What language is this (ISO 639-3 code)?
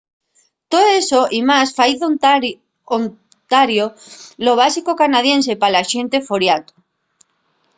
ast